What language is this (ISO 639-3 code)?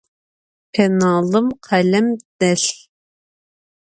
ady